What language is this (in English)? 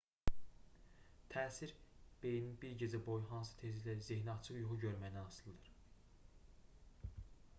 Azerbaijani